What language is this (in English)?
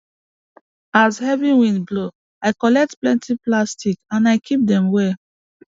Nigerian Pidgin